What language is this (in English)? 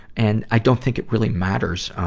English